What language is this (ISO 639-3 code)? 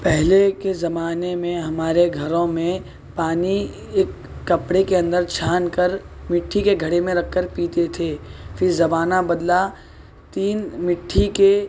urd